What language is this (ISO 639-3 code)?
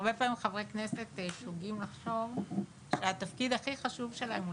heb